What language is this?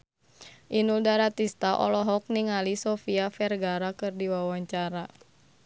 Sundanese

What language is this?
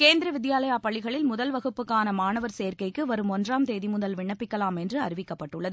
Tamil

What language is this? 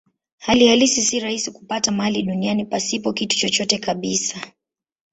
Swahili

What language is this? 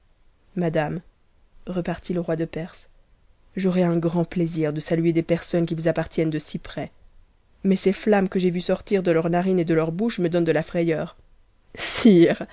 French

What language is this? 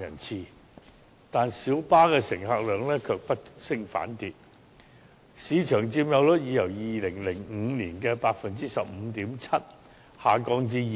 Cantonese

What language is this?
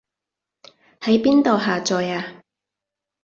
Cantonese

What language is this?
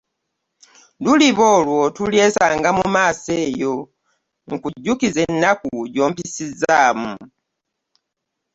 Ganda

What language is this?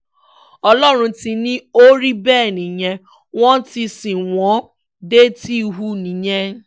Yoruba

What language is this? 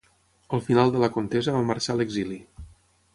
Catalan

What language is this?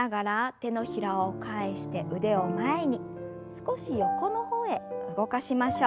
Japanese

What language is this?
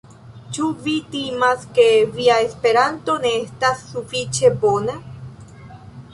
Esperanto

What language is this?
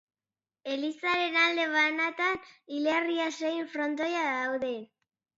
Basque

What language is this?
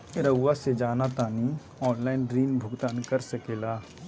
Magahi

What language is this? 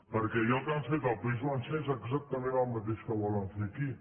Catalan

